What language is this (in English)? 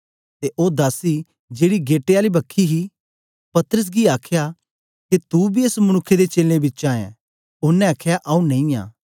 Dogri